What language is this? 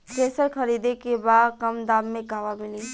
Bhojpuri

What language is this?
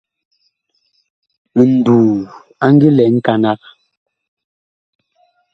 Bakoko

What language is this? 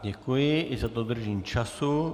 Czech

